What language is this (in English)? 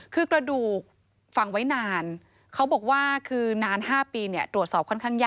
Thai